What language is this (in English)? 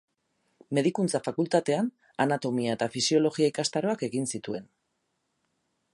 Basque